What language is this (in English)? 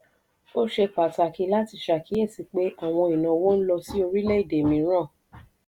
Yoruba